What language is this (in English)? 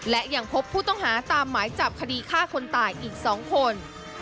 Thai